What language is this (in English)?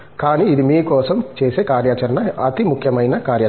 Telugu